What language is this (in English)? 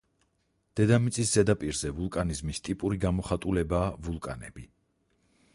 Georgian